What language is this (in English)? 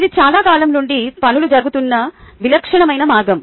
Telugu